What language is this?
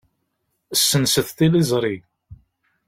Kabyle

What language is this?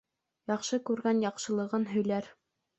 Bashkir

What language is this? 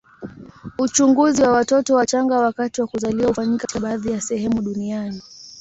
Swahili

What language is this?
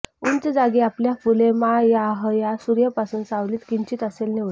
Marathi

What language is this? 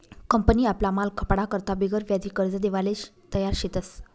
Marathi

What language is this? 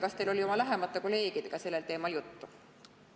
Estonian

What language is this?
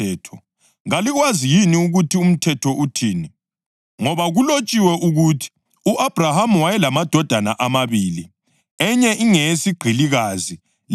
North Ndebele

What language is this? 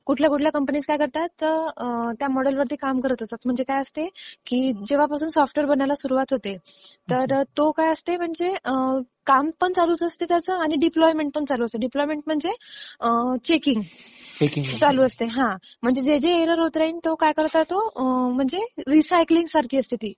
Marathi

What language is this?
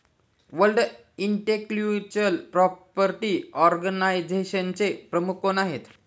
Marathi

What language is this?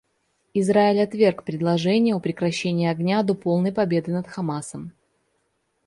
Russian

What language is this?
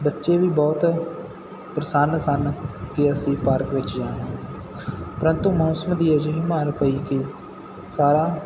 Punjabi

